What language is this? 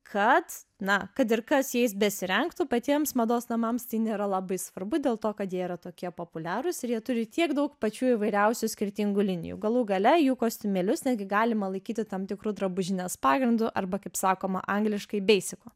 Lithuanian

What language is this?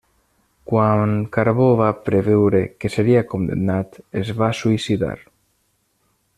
Catalan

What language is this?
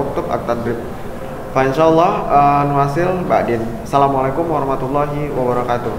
Indonesian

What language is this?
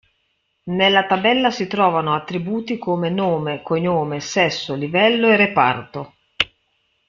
Italian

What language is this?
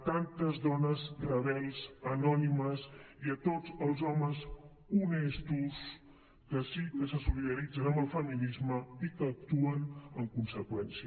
Catalan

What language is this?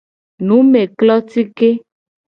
Gen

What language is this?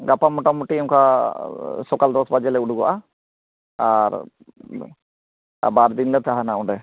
Santali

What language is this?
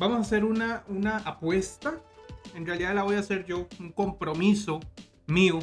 Spanish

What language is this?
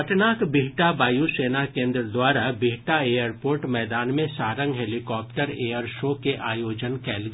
Maithili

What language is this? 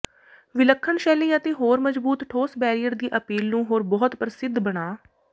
Punjabi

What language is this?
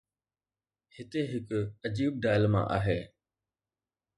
Sindhi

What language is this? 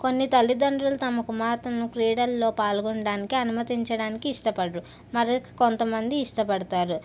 Telugu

